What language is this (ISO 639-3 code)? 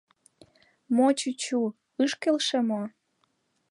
chm